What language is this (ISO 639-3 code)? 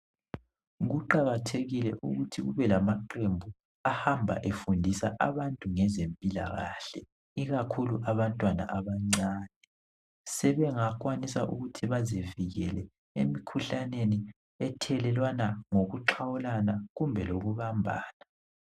nde